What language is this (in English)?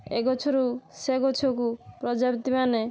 Odia